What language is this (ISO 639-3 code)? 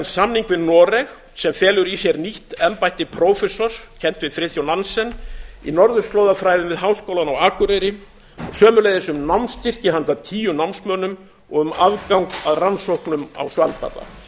isl